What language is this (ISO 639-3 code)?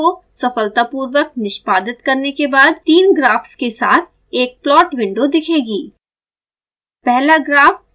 hin